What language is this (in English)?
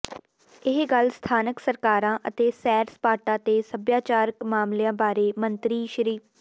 Punjabi